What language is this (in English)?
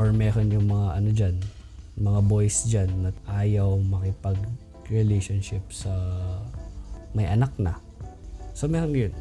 Filipino